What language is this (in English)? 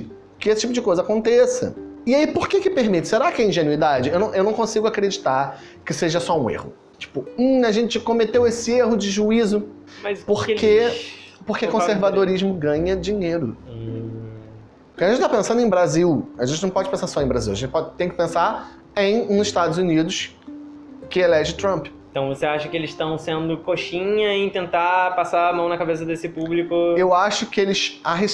Portuguese